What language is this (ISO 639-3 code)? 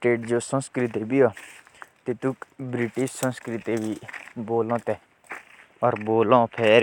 jns